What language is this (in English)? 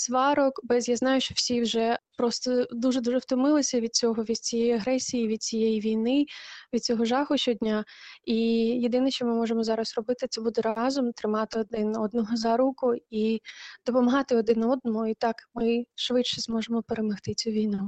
Ukrainian